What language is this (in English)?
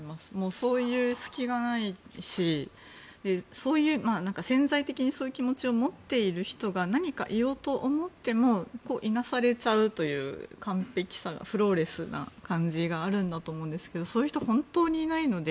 Japanese